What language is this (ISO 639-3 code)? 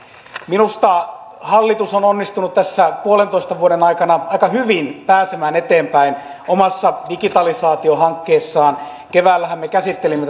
fin